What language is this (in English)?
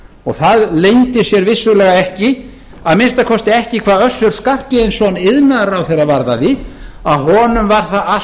Icelandic